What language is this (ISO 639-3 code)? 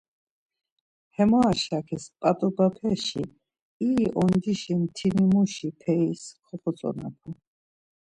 lzz